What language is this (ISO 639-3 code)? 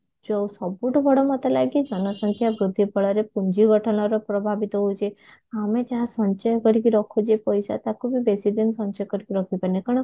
ori